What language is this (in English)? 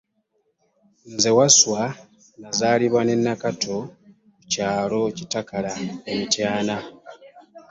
Ganda